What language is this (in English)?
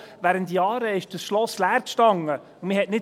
Swiss German